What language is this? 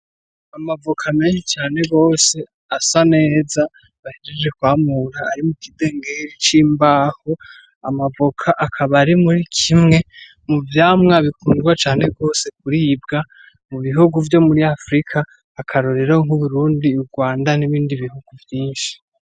Rundi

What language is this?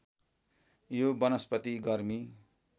Nepali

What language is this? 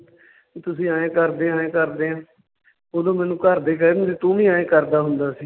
Punjabi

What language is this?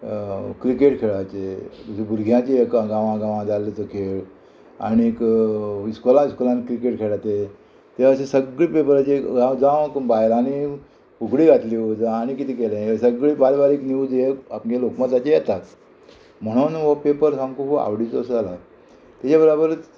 Konkani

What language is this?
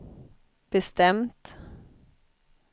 Swedish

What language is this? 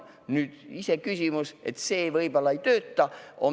Estonian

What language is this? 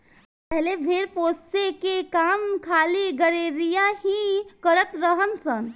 Bhojpuri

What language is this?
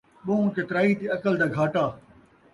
Saraiki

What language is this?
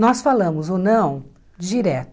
Portuguese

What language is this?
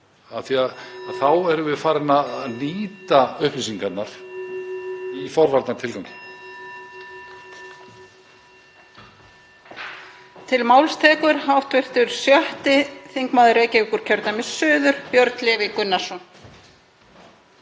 Icelandic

